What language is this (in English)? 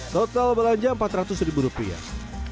Indonesian